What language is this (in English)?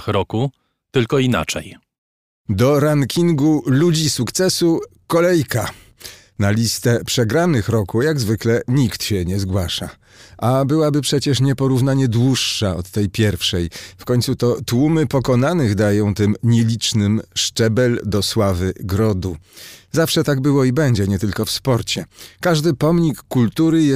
Polish